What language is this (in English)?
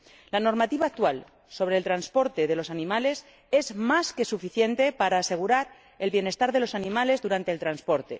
Spanish